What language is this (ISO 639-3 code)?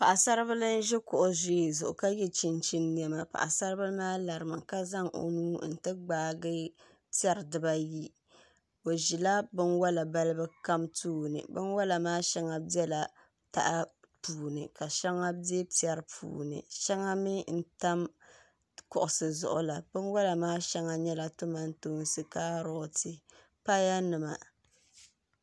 dag